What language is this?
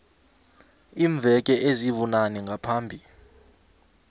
South Ndebele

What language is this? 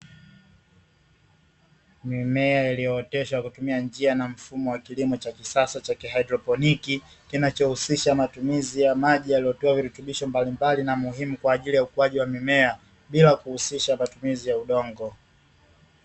Swahili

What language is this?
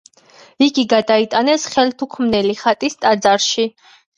Georgian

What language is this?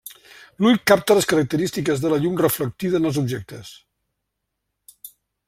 Catalan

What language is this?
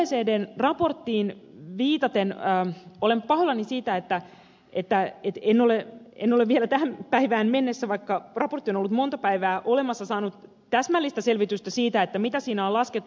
Finnish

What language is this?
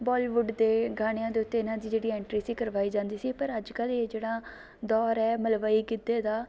Punjabi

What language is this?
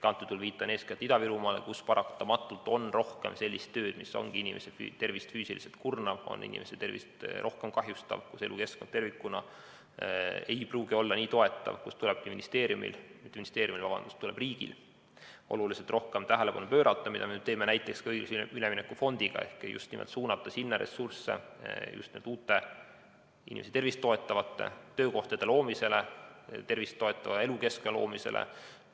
Estonian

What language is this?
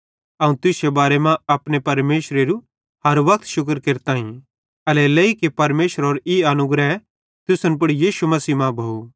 Bhadrawahi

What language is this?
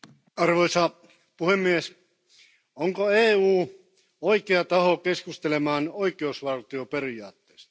Finnish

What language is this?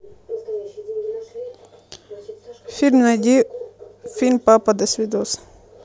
Russian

